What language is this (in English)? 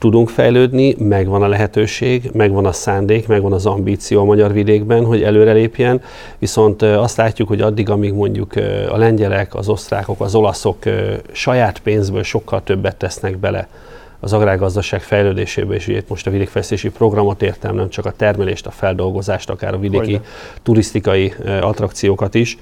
Hungarian